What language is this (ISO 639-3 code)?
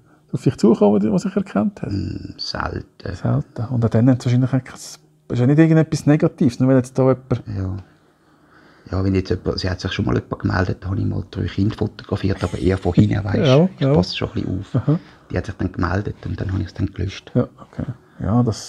deu